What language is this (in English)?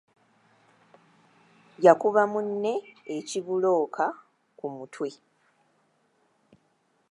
Ganda